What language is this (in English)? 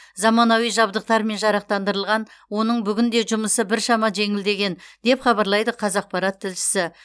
Kazakh